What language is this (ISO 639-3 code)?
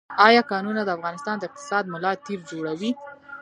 pus